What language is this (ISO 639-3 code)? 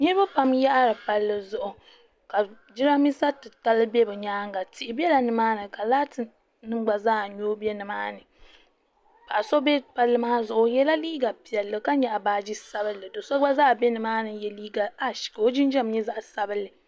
dag